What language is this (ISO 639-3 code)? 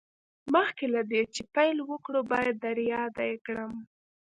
pus